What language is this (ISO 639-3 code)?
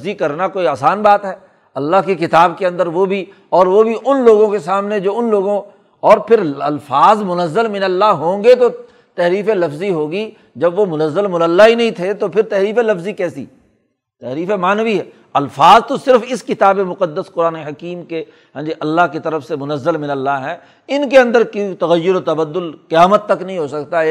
urd